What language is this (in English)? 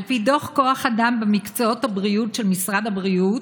Hebrew